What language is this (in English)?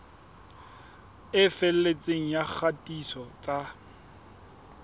Southern Sotho